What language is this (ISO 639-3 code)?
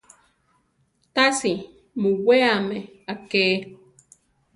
tar